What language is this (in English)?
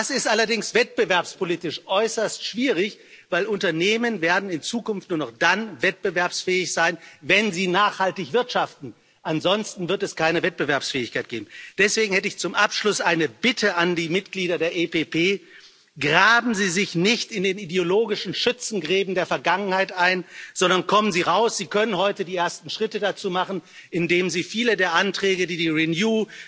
German